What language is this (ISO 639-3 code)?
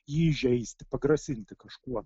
lit